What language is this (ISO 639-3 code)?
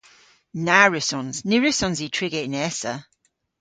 cor